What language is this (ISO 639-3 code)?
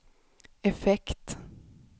swe